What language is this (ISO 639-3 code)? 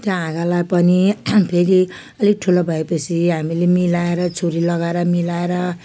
nep